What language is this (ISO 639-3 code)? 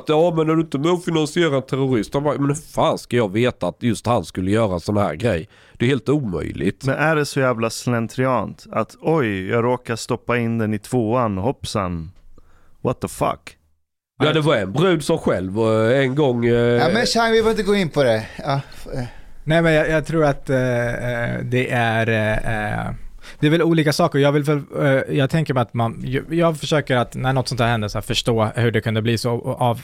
swe